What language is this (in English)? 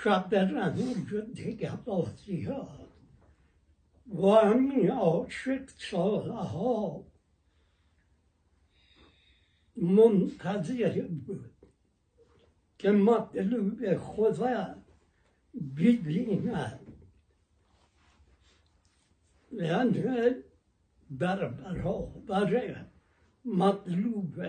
Persian